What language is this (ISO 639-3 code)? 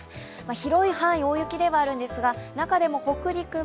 jpn